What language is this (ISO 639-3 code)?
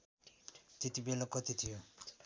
nep